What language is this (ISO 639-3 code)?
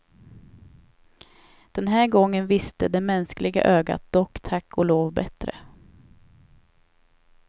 swe